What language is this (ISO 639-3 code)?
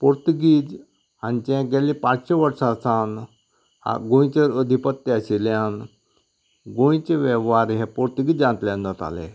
kok